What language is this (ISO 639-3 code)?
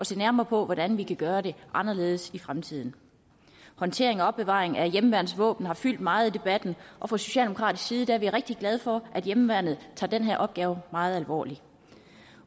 dan